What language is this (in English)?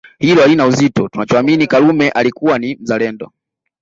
Swahili